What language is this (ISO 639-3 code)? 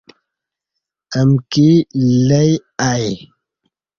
bsh